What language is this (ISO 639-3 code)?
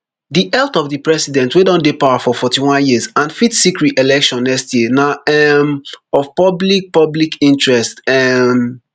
pcm